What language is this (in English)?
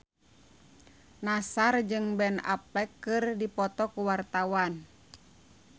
Sundanese